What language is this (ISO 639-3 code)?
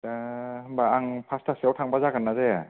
brx